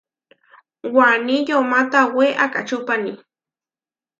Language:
Huarijio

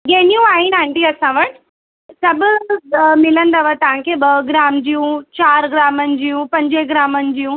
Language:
Sindhi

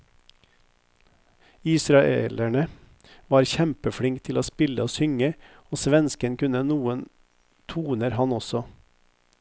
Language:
Norwegian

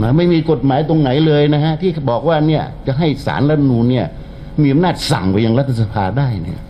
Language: Thai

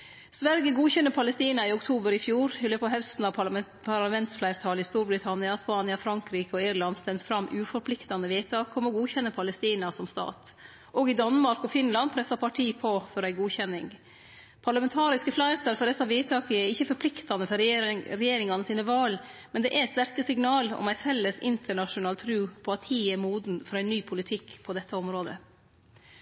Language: Norwegian Nynorsk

